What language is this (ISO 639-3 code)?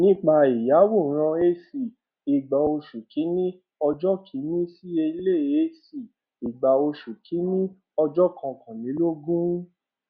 yor